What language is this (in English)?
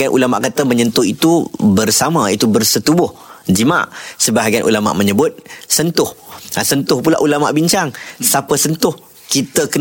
Malay